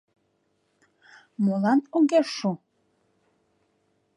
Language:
Mari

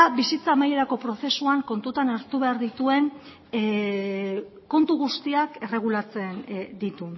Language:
Basque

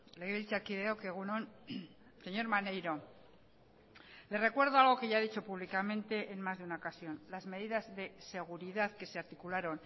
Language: Spanish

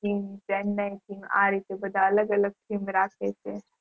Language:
Gujarati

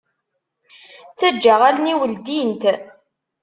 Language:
Kabyle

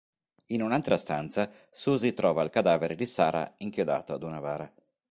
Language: Italian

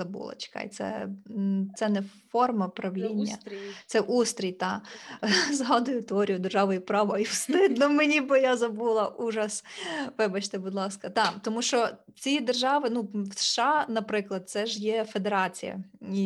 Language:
Ukrainian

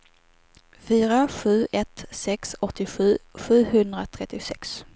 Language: Swedish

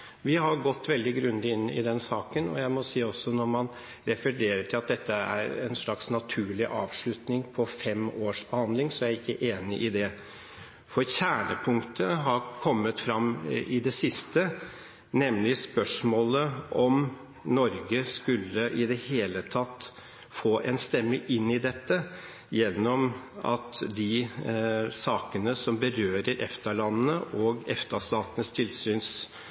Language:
Norwegian Bokmål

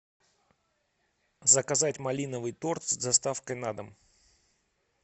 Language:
Russian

